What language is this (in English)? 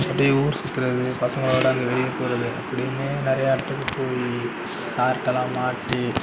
Tamil